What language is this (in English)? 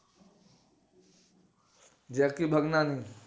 Gujarati